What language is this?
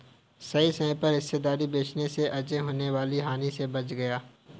Hindi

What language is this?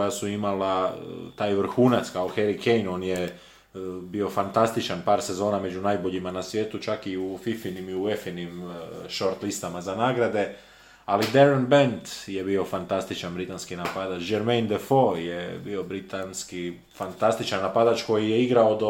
Croatian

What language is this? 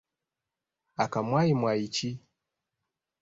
Ganda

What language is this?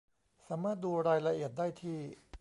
Thai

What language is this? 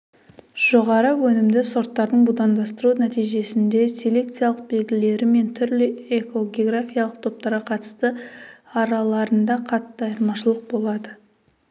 Kazakh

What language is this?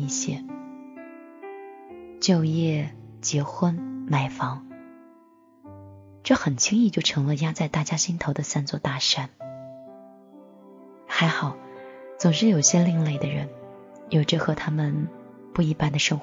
Chinese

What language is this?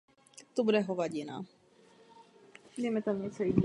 Czech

